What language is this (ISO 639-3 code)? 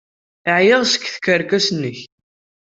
kab